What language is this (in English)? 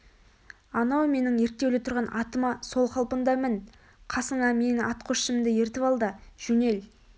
Kazakh